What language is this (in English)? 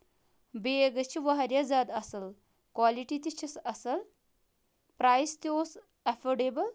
Kashmiri